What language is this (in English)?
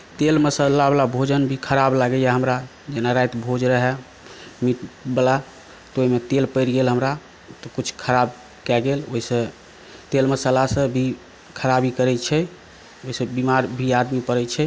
Maithili